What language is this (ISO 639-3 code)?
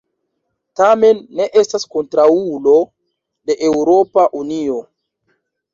epo